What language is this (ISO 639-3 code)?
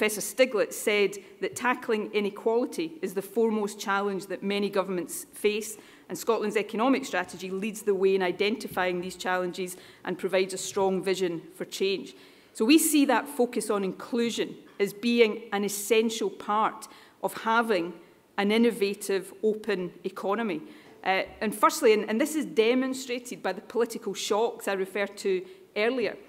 eng